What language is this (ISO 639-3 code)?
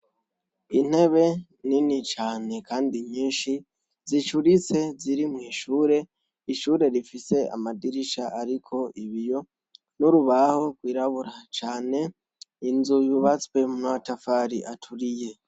run